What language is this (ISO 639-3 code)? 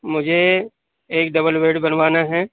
urd